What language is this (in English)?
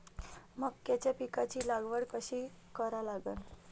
Marathi